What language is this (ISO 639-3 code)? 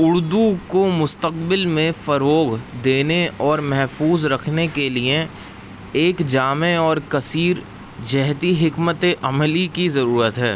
urd